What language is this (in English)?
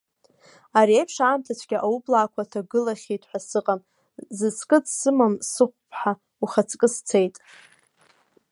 Abkhazian